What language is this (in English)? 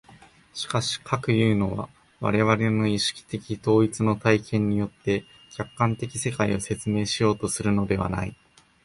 Japanese